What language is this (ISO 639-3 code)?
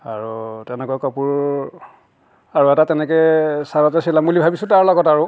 asm